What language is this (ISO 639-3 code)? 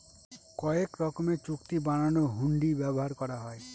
ben